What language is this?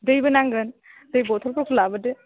Bodo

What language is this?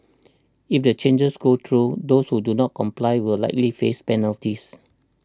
English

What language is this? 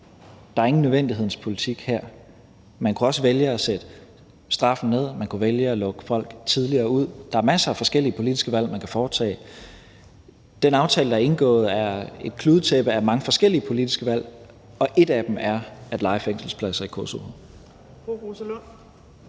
Danish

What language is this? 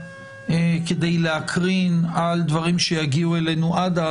Hebrew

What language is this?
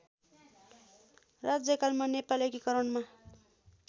Nepali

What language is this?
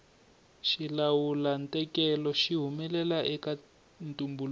Tsonga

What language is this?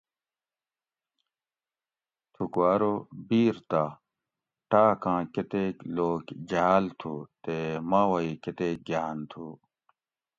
Gawri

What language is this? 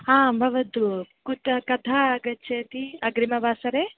Sanskrit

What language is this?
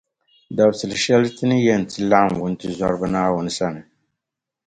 Dagbani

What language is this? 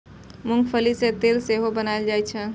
Maithili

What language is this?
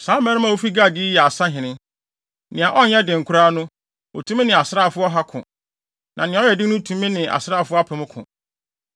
Akan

